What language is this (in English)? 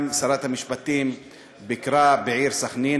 Hebrew